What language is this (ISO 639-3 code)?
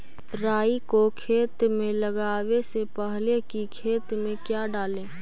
mag